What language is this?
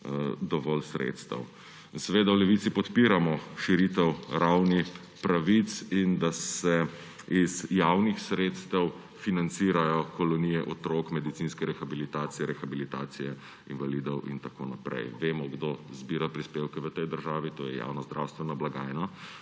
Slovenian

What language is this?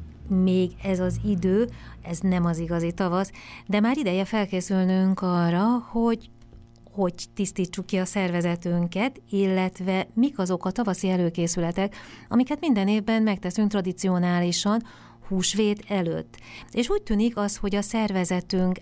Hungarian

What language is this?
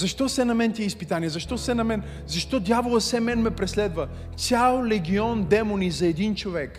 Bulgarian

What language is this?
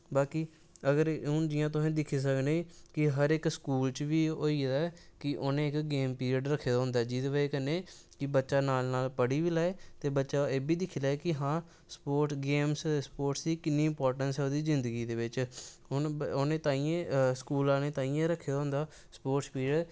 Dogri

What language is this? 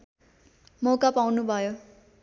Nepali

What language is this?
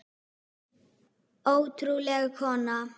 Icelandic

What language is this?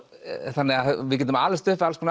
Icelandic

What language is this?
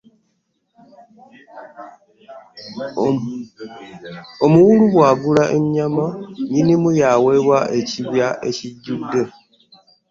Ganda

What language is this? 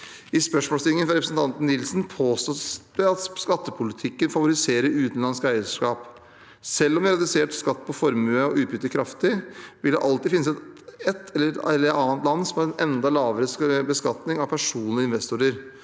Norwegian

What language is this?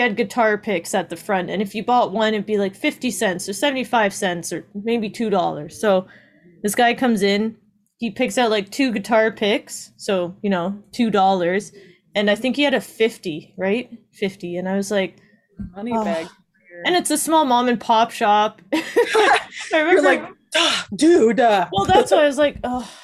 English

